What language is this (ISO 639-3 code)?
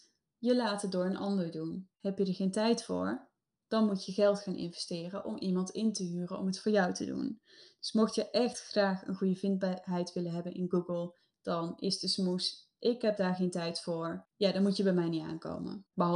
nld